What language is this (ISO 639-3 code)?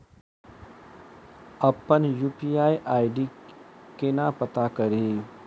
mai